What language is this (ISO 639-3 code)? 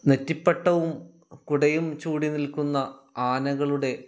mal